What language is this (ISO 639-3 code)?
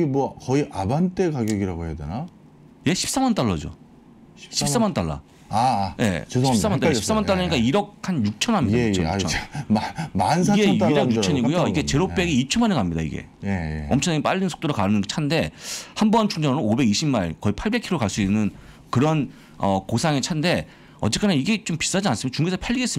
kor